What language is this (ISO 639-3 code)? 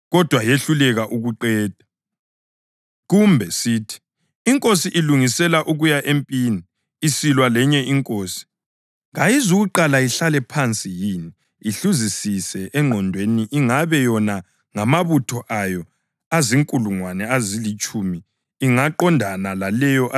nde